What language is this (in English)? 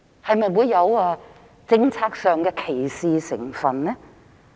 Cantonese